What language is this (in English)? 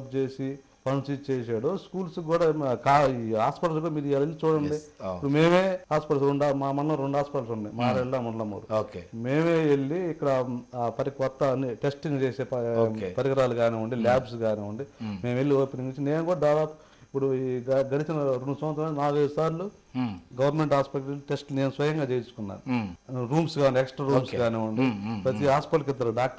Telugu